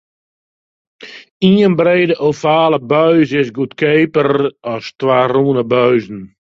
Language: Western Frisian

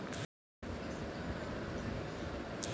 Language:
Hindi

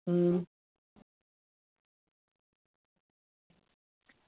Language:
Dogri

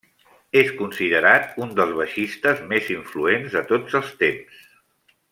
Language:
Catalan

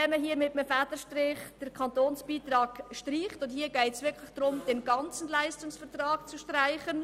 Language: Swiss German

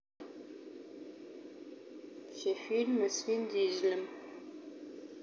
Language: Russian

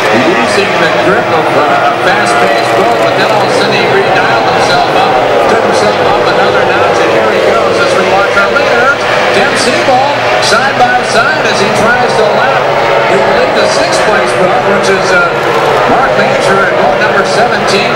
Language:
English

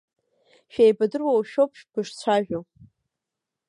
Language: Abkhazian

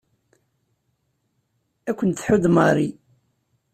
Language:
Kabyle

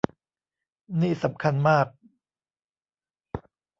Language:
Thai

